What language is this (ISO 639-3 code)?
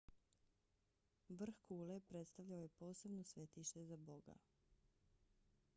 bos